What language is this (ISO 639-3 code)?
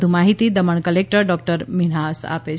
guj